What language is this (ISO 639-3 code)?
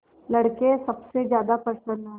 hin